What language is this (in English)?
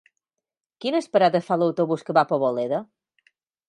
Catalan